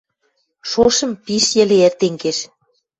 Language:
Western Mari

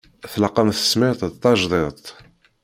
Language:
Kabyle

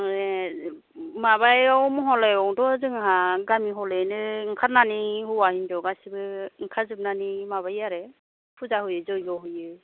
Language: Bodo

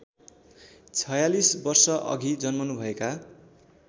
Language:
Nepali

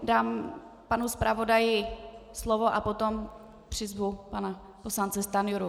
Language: Czech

